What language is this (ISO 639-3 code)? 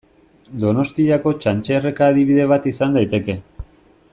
eus